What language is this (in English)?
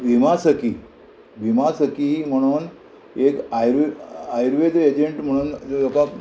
Konkani